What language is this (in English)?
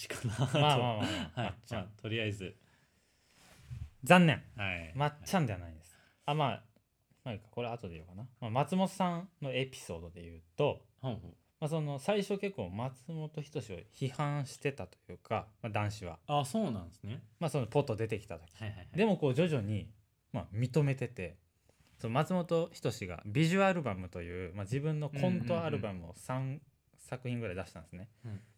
Japanese